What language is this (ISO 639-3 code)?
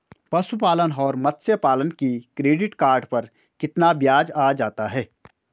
hin